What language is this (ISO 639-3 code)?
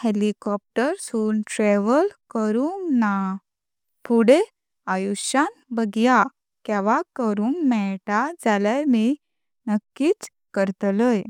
kok